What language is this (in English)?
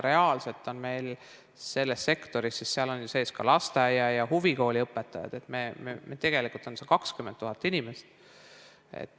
Estonian